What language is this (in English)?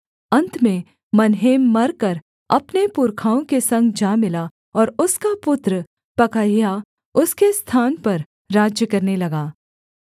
Hindi